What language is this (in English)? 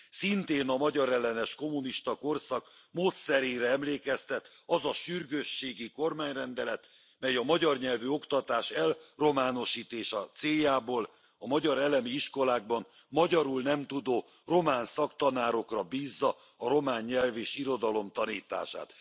Hungarian